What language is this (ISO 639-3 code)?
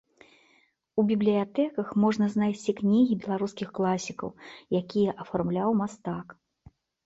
bel